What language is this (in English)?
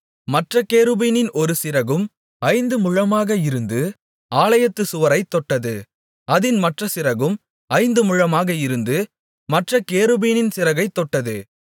Tamil